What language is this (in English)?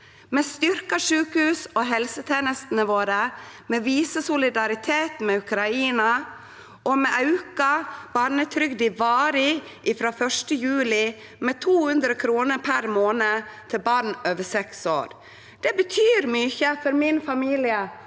Norwegian